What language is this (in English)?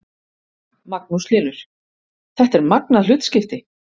Icelandic